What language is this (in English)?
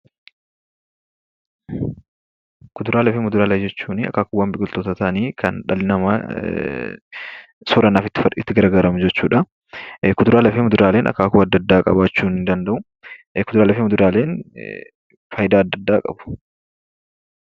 Oromo